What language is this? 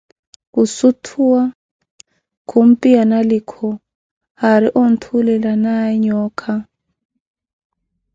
Koti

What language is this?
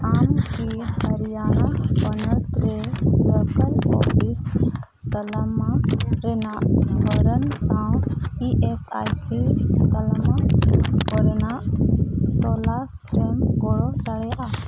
Santali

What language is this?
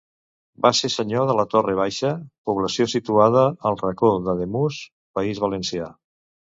Catalan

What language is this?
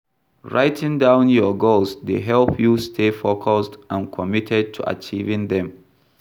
Nigerian Pidgin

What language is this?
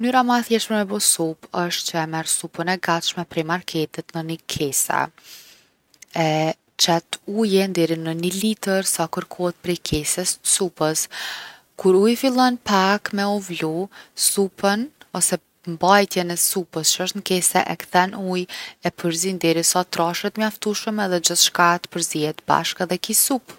Gheg Albanian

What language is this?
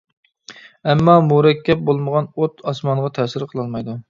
Uyghur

